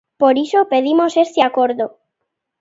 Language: Galician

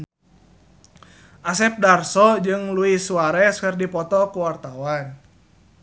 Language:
Sundanese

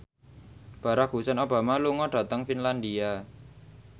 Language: Javanese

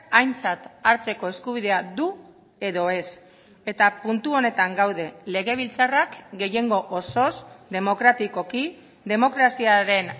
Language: Basque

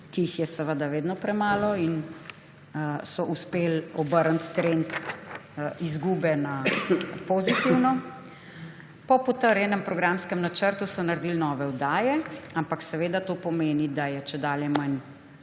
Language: Slovenian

